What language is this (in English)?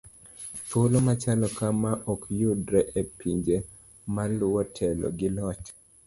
Luo (Kenya and Tanzania)